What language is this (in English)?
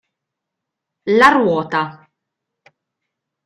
Italian